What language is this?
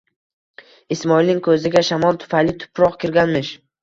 Uzbek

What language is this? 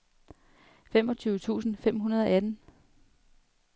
Danish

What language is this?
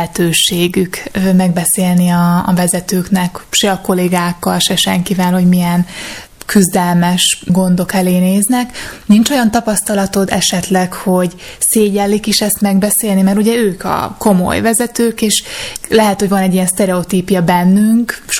Hungarian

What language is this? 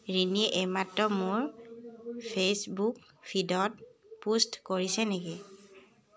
Assamese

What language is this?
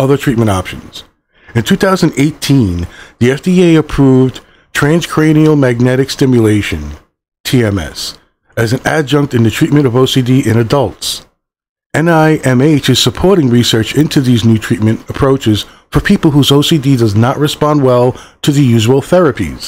English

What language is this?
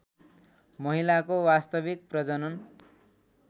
Nepali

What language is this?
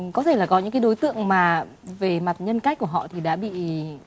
Vietnamese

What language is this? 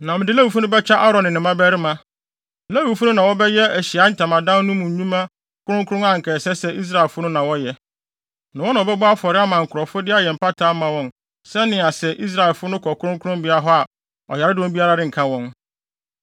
Akan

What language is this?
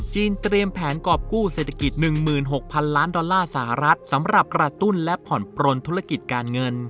Thai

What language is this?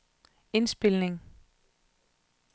Danish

